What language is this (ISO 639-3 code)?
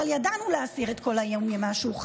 heb